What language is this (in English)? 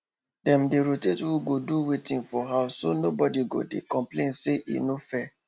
Nigerian Pidgin